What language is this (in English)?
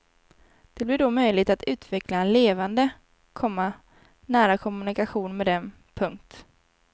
Swedish